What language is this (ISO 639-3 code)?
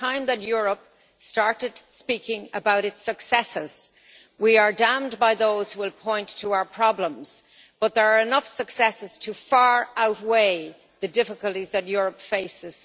eng